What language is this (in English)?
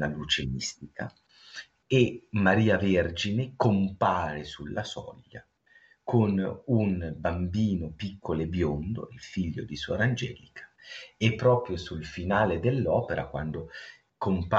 Italian